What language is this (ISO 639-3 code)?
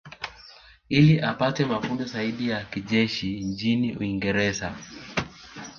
swa